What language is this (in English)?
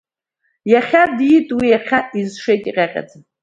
Abkhazian